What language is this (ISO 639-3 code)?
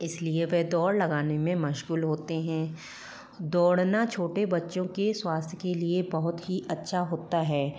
hin